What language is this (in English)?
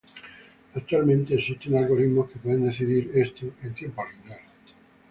Spanish